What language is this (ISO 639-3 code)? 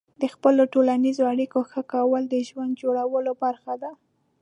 pus